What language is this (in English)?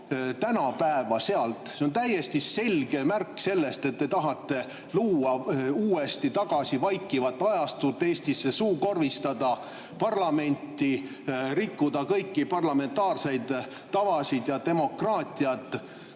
Estonian